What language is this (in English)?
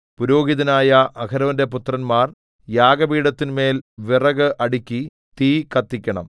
Malayalam